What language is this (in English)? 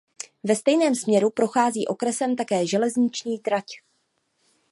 Czech